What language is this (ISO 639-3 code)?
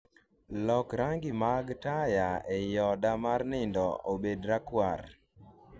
luo